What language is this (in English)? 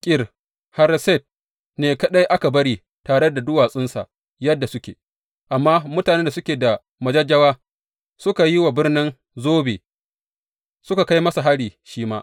Hausa